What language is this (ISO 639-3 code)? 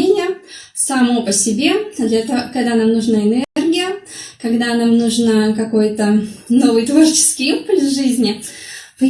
rus